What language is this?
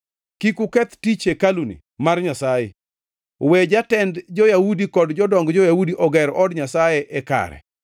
Luo (Kenya and Tanzania)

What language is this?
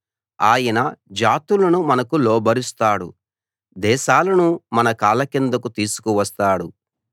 Telugu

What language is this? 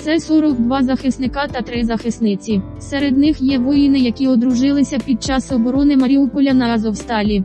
Ukrainian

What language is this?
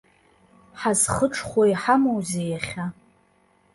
Abkhazian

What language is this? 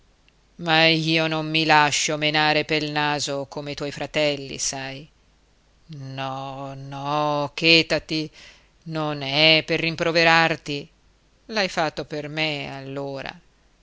Italian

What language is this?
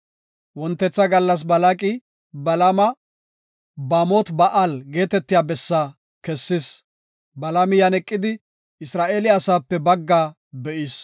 Gofa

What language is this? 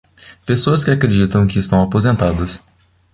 Portuguese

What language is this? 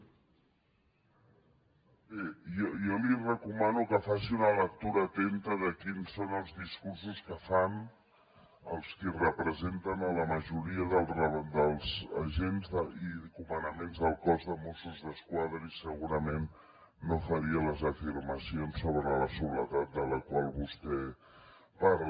Catalan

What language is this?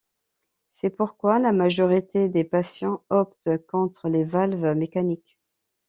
French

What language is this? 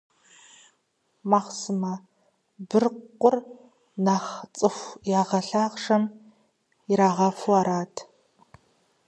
Kabardian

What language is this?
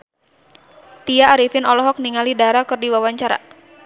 Sundanese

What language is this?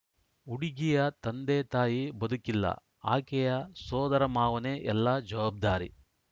Kannada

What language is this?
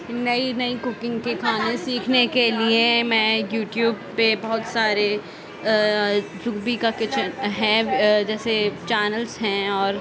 Urdu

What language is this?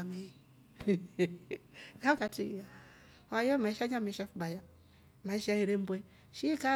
Rombo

